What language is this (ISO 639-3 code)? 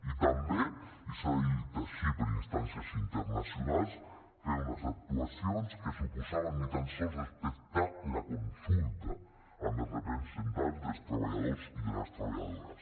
cat